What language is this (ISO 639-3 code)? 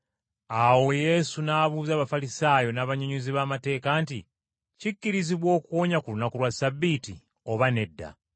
lug